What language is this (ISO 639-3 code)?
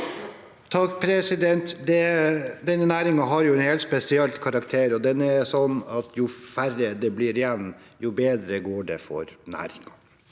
nor